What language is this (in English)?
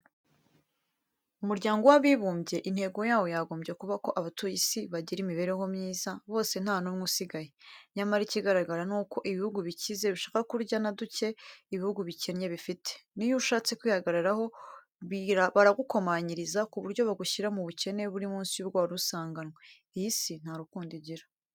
Kinyarwanda